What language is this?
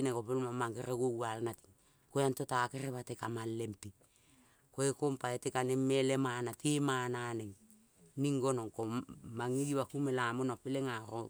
Kol (Papua New Guinea)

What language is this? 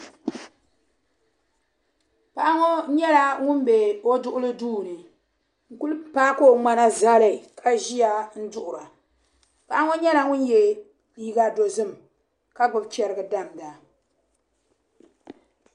Dagbani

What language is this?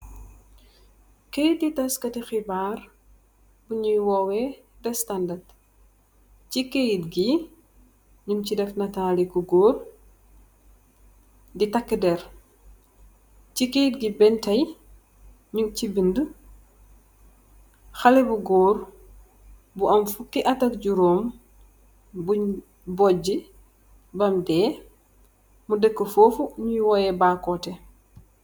Wolof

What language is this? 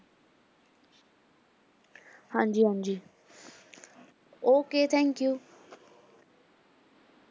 Punjabi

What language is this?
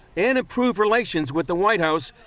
English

